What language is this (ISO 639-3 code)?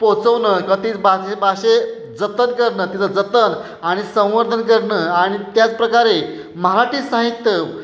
mar